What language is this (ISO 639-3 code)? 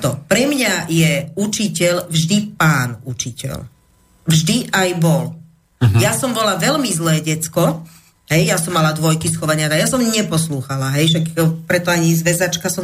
slk